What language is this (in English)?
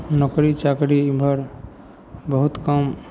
Maithili